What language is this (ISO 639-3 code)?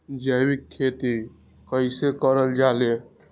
mag